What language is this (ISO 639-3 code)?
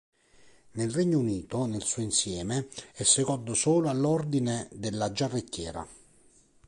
ita